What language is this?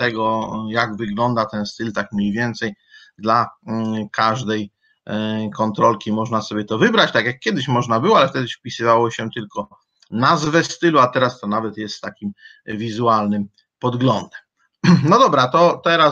Polish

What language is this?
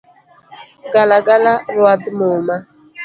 Luo (Kenya and Tanzania)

